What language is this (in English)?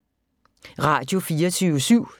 Danish